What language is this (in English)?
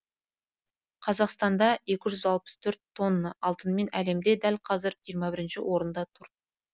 Kazakh